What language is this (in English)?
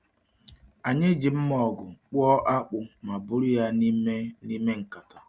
Igbo